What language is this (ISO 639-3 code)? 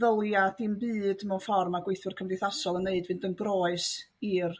cym